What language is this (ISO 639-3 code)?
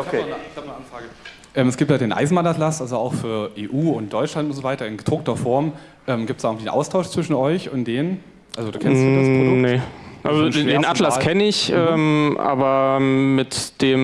deu